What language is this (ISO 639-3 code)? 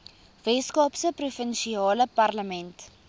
afr